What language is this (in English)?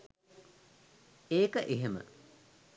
Sinhala